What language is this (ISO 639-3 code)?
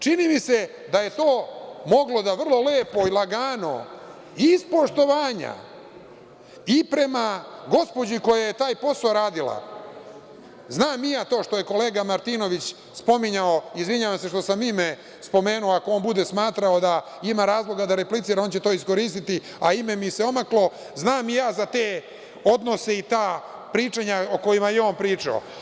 srp